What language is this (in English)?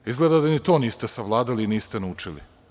Serbian